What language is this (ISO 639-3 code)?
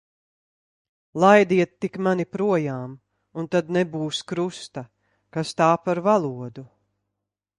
lav